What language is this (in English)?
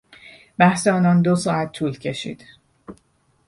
Persian